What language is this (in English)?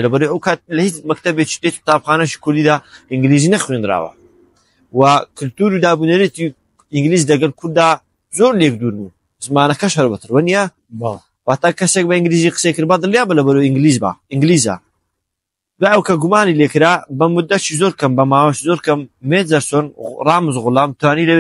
Arabic